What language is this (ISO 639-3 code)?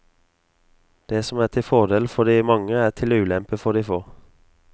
nor